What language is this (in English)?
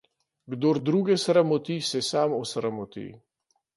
Slovenian